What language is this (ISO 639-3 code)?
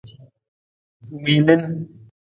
nmz